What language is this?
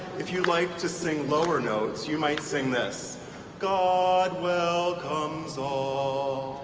English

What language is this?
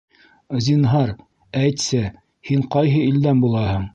Bashkir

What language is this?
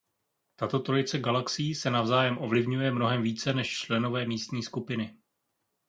Czech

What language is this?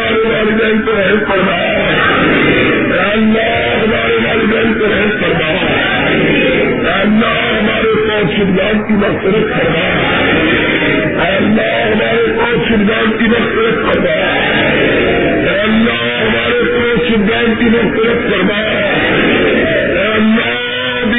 Urdu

